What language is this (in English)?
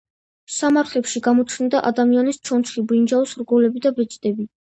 Georgian